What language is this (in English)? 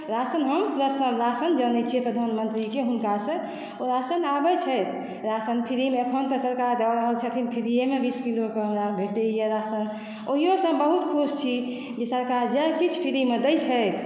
Maithili